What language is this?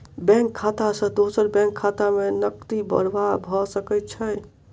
Maithili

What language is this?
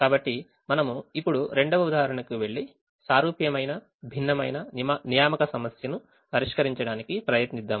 Telugu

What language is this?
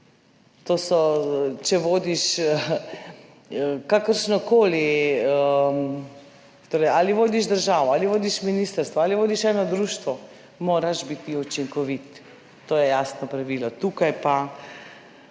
Slovenian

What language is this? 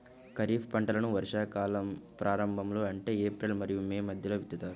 Telugu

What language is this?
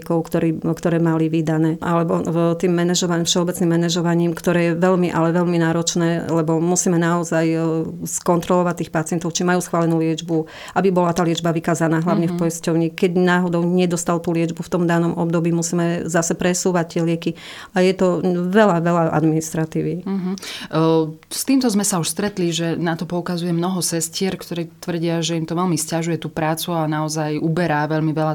Slovak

